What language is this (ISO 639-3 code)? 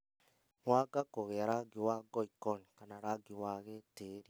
kik